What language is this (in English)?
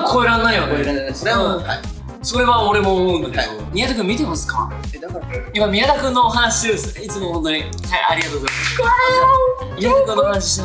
Japanese